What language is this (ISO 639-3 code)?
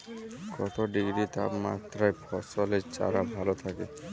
ben